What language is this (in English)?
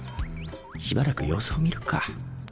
Japanese